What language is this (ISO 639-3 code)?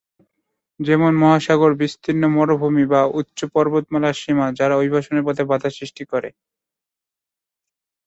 ben